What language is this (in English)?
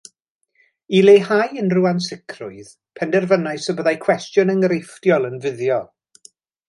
Welsh